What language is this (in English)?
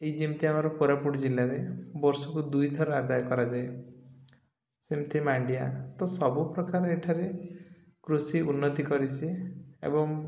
Odia